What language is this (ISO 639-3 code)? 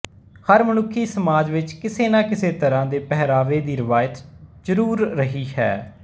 pan